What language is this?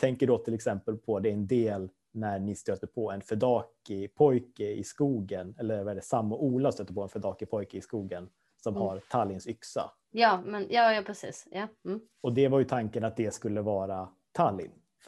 Swedish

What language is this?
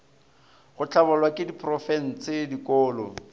Northern Sotho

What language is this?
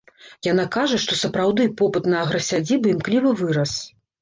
Belarusian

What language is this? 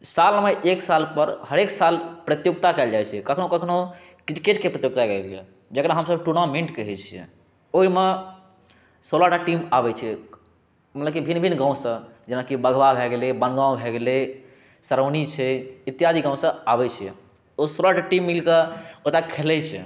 Maithili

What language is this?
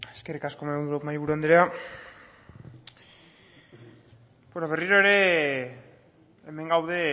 Basque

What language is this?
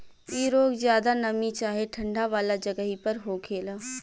Bhojpuri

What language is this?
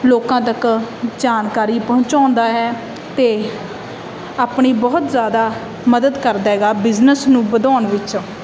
Punjabi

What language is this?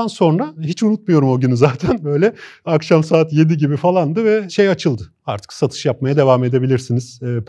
Turkish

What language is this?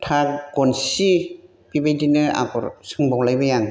Bodo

